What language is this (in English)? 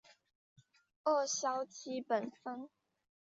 Chinese